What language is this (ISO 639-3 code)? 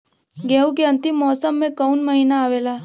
bho